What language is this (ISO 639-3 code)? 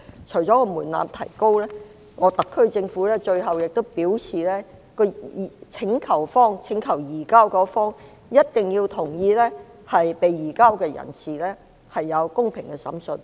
yue